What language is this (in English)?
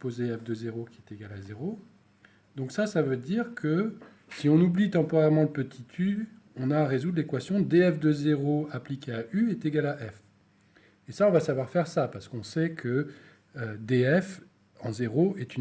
French